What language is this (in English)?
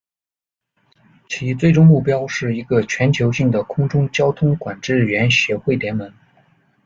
Chinese